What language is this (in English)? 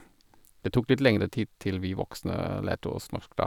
Norwegian